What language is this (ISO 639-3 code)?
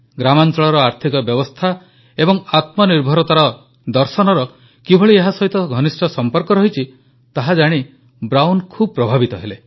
ori